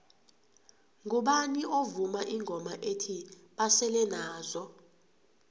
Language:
South Ndebele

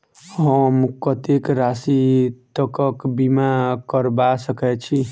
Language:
Maithili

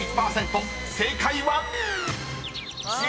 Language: Japanese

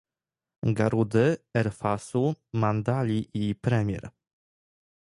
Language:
Polish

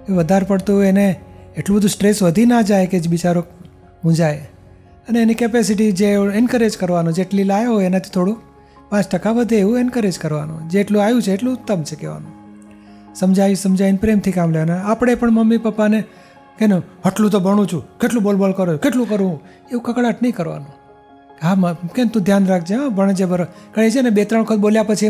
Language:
Gujarati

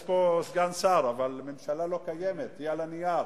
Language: Hebrew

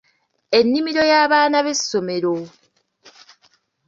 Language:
Ganda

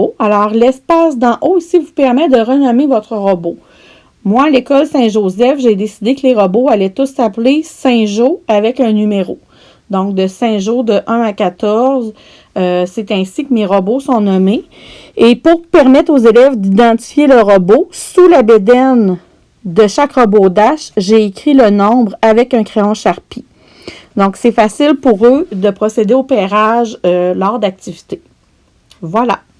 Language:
French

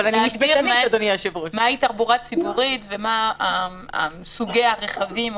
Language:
Hebrew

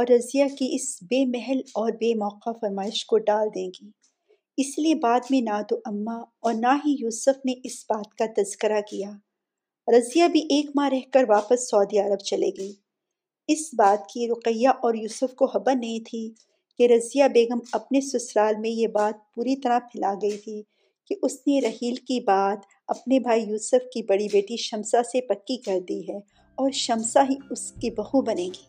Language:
Urdu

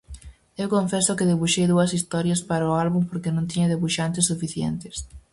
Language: Galician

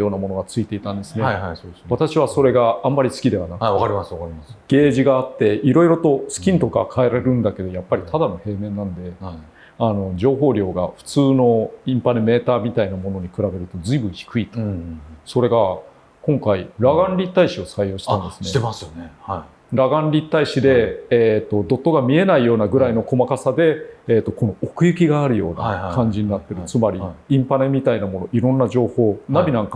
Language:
Japanese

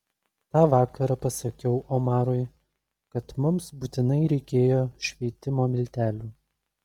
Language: Lithuanian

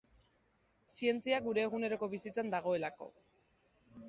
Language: Basque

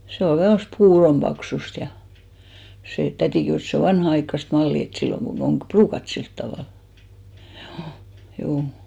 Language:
Finnish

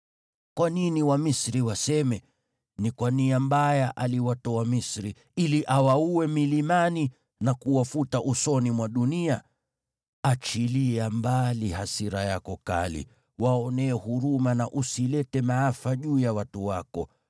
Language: Swahili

